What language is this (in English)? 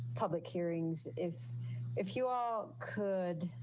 English